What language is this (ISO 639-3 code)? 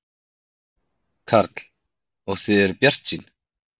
isl